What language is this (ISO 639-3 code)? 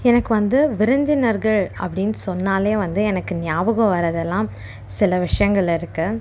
tam